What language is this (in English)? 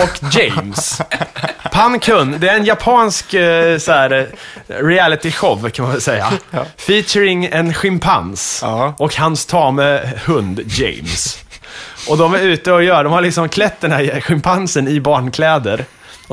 Swedish